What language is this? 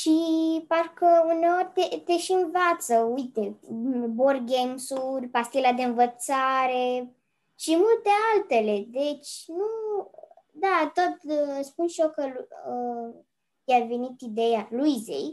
Romanian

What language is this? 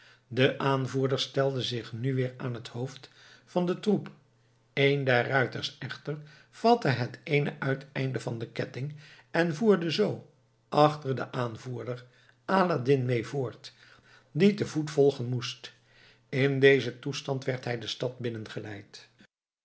Dutch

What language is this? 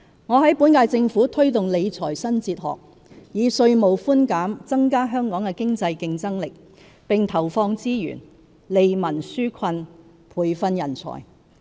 Cantonese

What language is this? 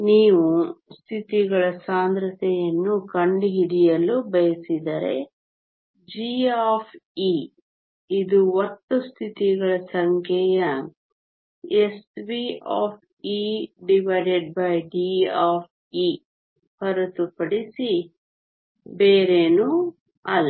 Kannada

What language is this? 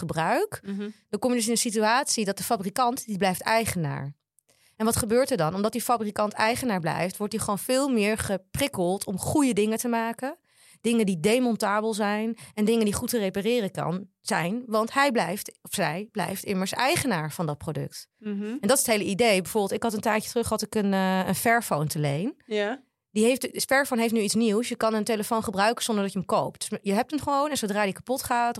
Dutch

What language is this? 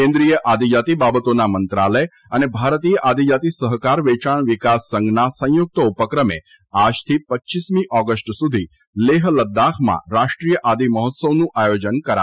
Gujarati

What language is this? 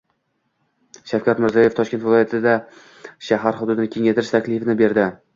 Uzbek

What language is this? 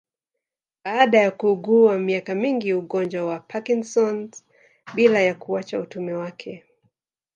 Swahili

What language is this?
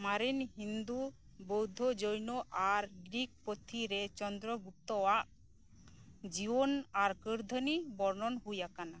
Santali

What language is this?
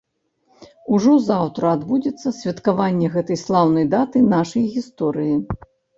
Belarusian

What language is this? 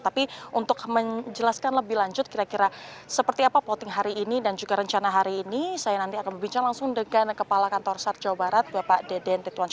Indonesian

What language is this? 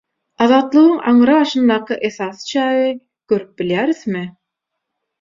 Turkmen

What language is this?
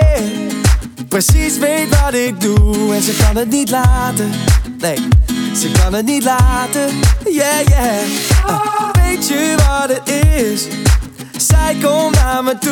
Dutch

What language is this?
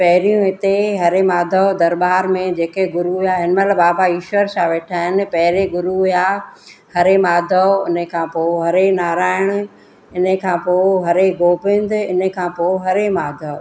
Sindhi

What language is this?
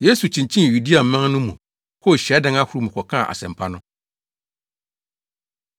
Akan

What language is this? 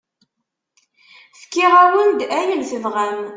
Kabyle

